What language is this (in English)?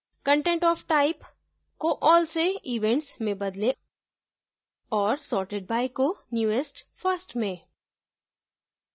Hindi